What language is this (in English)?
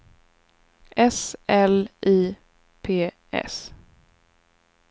Swedish